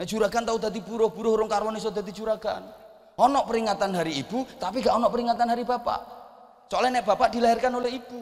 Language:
Indonesian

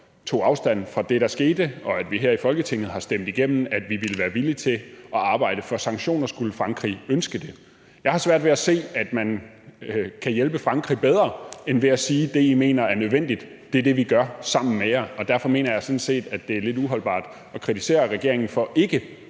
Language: Danish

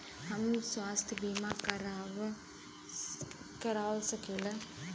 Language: Bhojpuri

